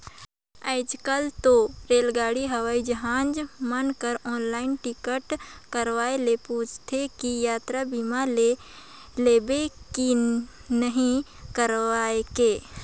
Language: Chhattisgarhi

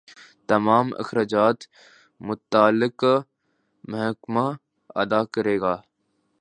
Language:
Urdu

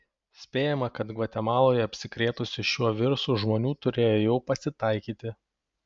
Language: Lithuanian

